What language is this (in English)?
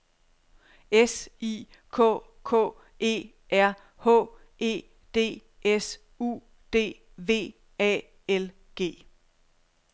Danish